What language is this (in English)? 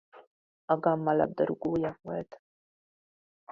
Hungarian